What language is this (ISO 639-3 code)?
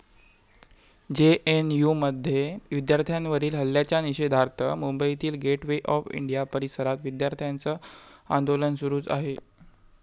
mar